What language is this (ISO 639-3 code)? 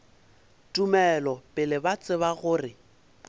nso